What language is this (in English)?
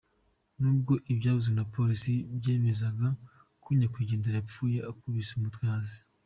Kinyarwanda